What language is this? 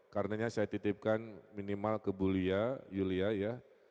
Indonesian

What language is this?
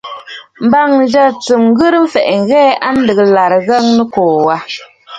Bafut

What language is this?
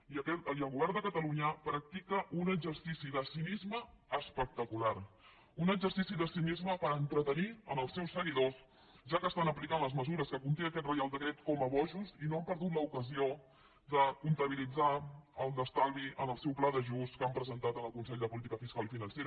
Catalan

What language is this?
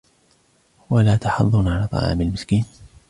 Arabic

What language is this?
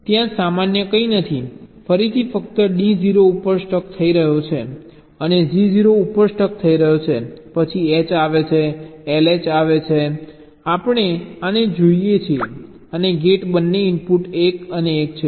Gujarati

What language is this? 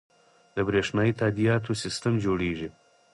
Pashto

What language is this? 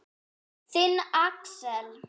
Icelandic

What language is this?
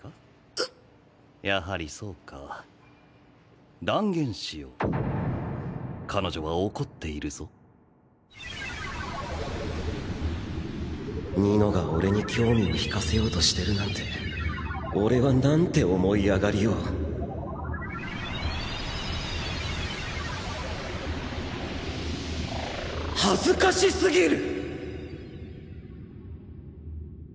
Japanese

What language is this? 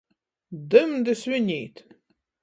Latgalian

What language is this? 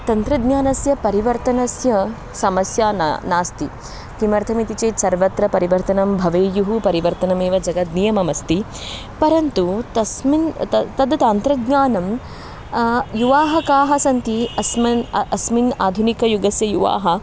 Sanskrit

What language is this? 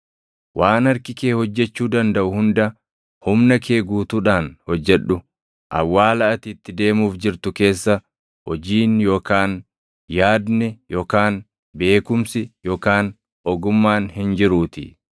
Oromo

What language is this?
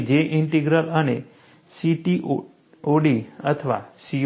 Gujarati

